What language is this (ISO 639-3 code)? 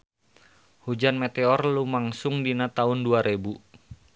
sun